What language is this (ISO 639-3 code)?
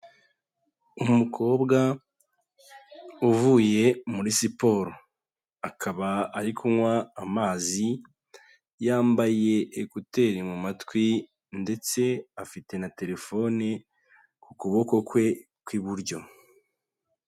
kin